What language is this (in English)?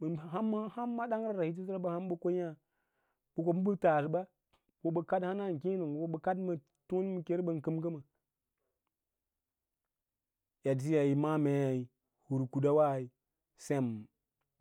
Lala-Roba